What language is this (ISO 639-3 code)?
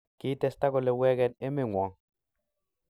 kln